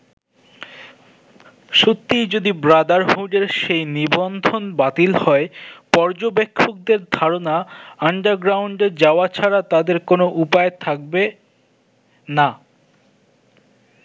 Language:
Bangla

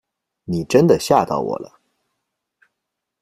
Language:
Chinese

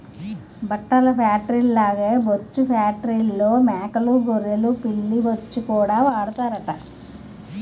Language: Telugu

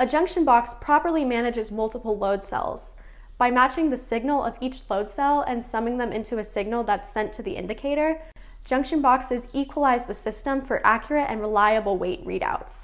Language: English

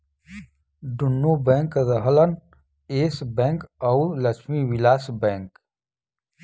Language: Bhojpuri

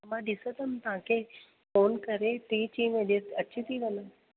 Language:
Sindhi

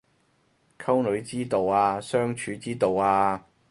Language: Cantonese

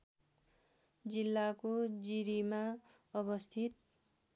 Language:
Nepali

